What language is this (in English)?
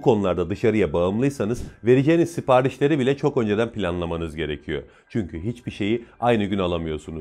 Turkish